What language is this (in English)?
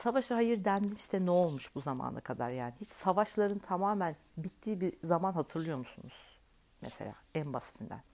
Turkish